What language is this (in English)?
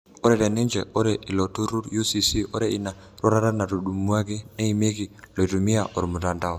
Masai